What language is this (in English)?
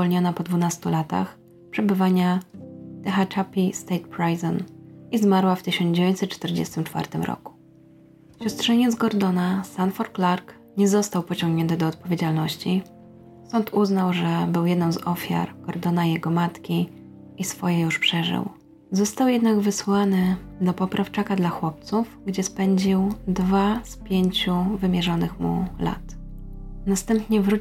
Polish